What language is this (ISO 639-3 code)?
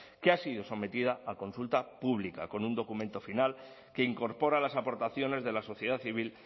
spa